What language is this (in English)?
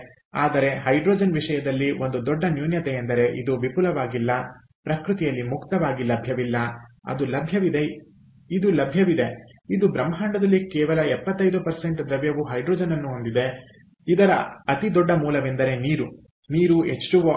Kannada